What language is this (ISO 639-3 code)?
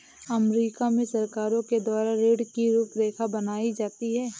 hin